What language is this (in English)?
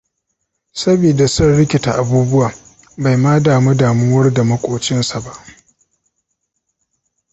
Hausa